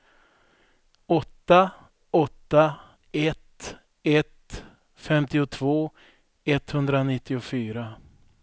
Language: Swedish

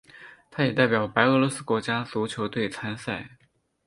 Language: Chinese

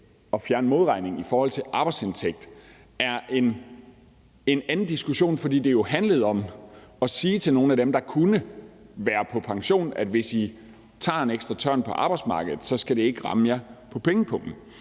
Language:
Danish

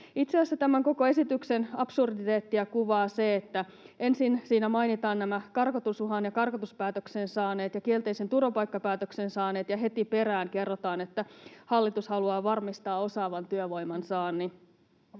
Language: Finnish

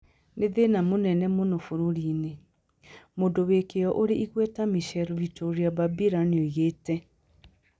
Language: Kikuyu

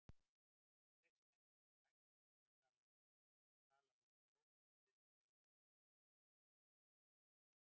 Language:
Icelandic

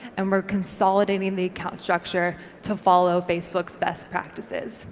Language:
English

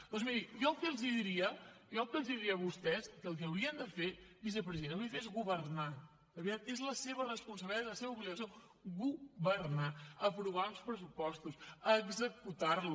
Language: Catalan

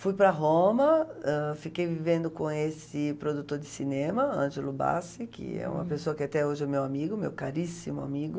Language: Portuguese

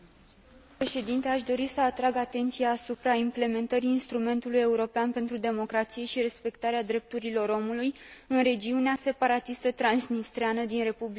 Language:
Romanian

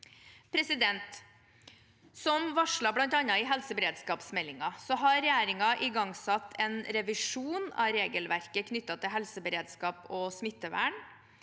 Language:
Norwegian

